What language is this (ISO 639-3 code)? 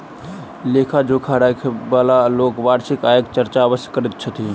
mai